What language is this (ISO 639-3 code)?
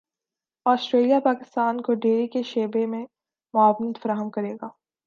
urd